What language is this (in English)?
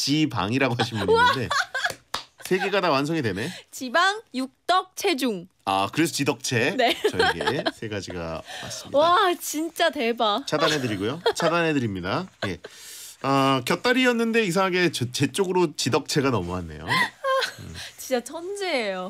Korean